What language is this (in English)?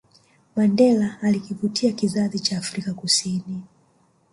Swahili